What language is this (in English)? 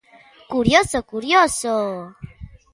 Galician